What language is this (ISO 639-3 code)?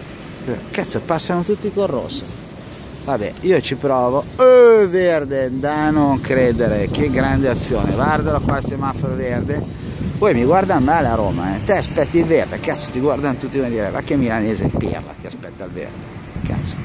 ita